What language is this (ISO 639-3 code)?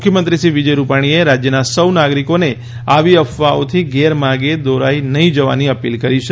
guj